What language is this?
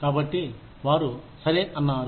Telugu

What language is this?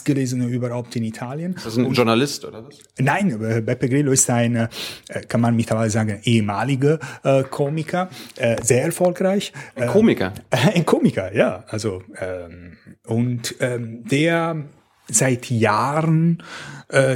German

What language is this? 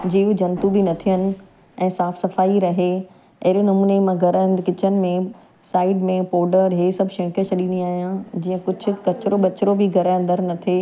Sindhi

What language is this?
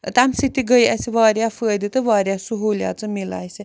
Kashmiri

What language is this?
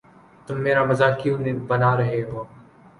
Urdu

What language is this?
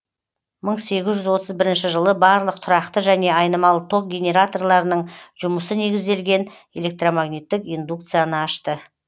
Kazakh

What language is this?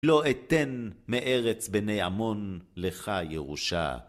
Hebrew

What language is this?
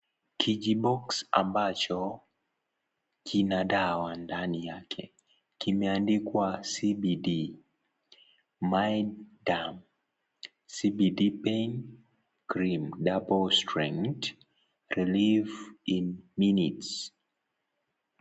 Swahili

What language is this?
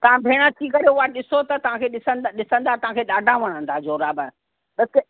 Sindhi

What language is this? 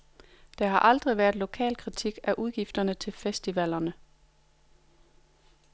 Danish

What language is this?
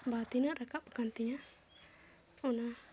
Santali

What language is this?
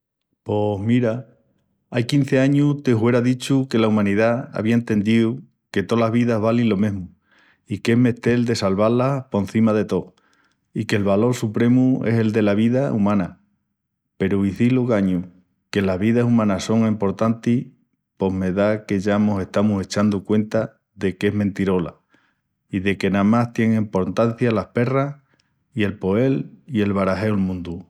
Extremaduran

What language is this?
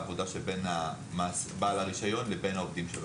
Hebrew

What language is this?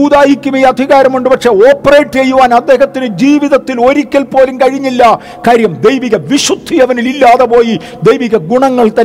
Malayalam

